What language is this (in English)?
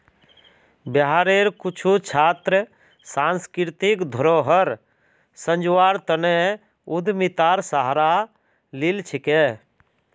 Magahi